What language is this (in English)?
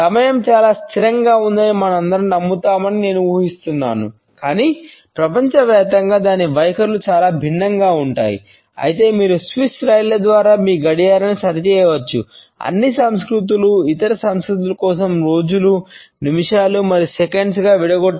Telugu